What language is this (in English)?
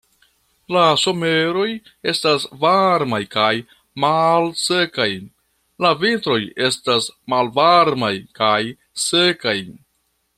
Esperanto